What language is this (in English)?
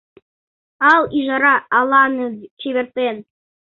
Mari